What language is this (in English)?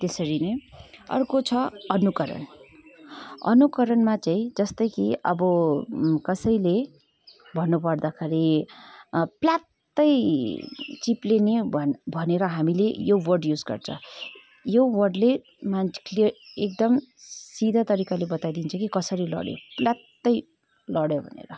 Nepali